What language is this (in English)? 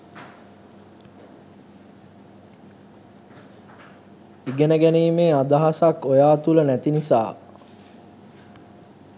Sinhala